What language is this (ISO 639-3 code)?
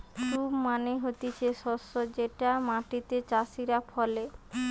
ben